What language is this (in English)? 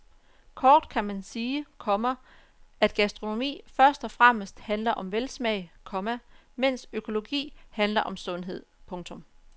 Danish